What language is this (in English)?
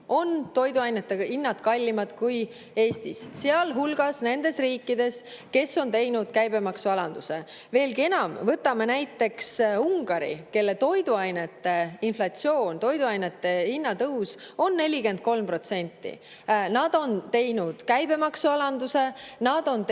Estonian